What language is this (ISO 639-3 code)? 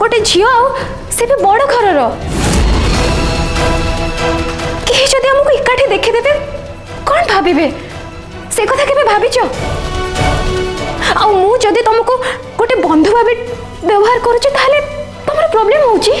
hin